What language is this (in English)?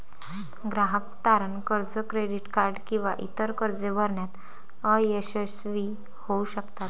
Marathi